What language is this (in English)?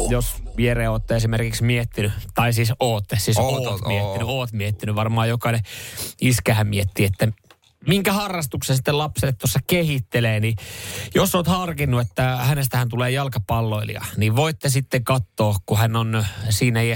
Finnish